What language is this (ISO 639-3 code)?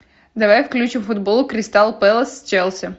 rus